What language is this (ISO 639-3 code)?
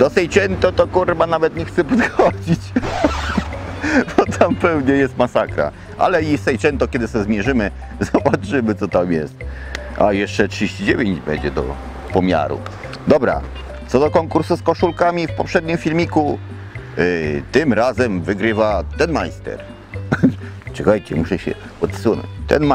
pol